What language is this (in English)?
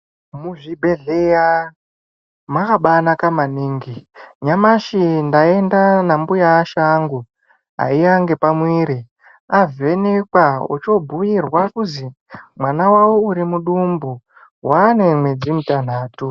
Ndau